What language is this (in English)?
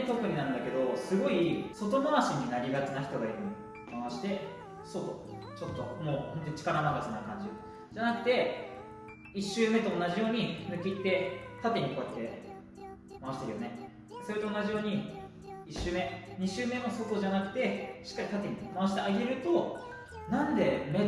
Japanese